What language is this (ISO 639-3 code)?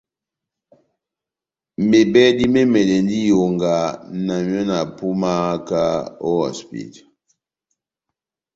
bnm